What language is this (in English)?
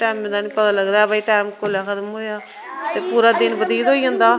Dogri